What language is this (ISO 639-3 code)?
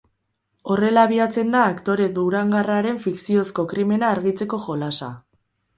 eus